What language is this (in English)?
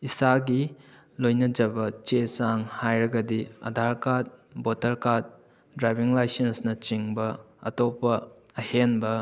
Manipuri